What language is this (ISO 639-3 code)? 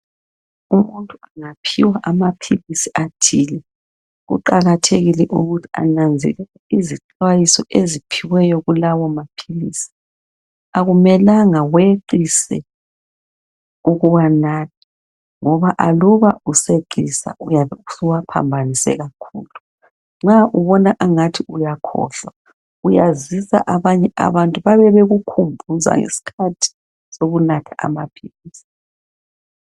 nde